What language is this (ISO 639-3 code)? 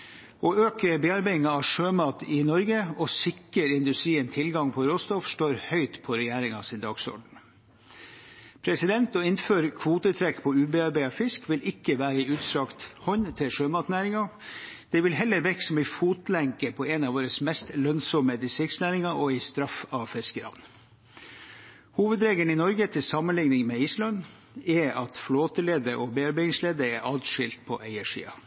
nob